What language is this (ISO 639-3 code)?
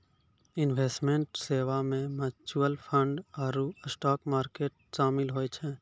mai